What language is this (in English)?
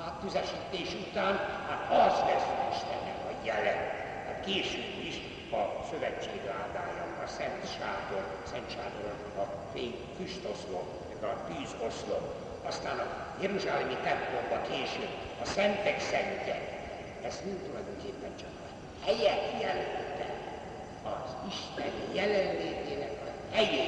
Hungarian